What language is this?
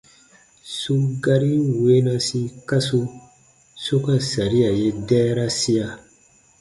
Baatonum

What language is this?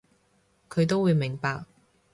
Cantonese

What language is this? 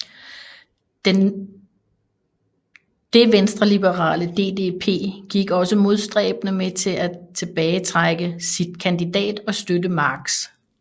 Danish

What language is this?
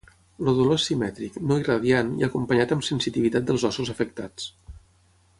Catalan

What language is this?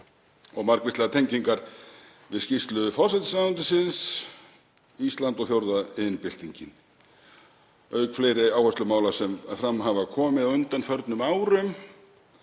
Icelandic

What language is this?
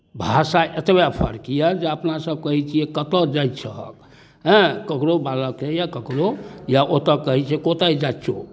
Maithili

